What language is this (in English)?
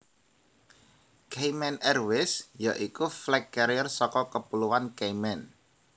Javanese